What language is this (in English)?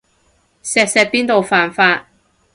Cantonese